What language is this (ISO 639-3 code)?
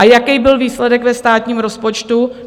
ces